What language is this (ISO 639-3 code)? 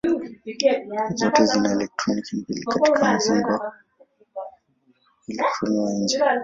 swa